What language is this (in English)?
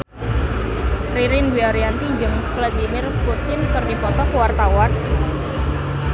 Sundanese